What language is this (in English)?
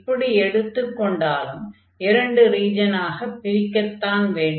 Tamil